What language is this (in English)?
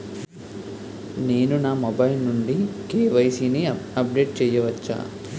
Telugu